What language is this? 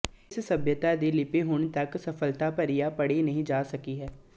Punjabi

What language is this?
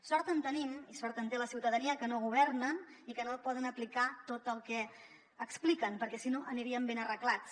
Catalan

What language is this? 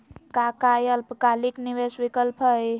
Magahi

